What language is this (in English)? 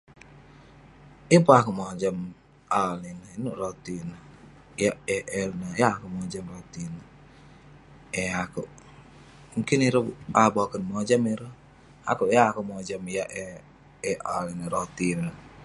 Western Penan